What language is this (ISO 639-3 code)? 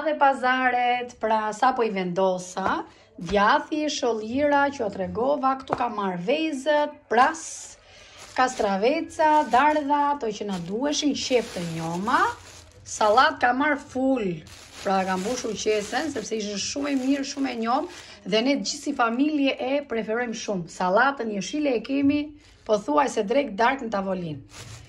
ron